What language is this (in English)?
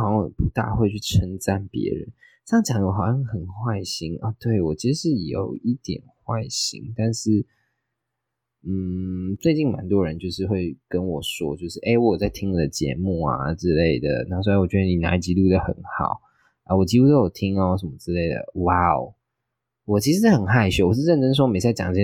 Chinese